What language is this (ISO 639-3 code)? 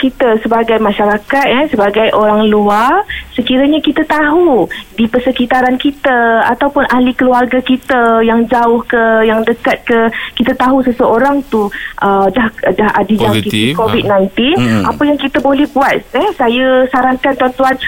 msa